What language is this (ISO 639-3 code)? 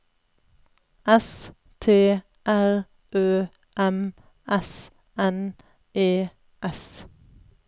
nor